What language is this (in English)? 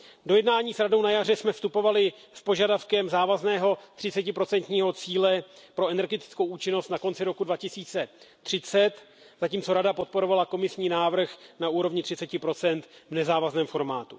Czech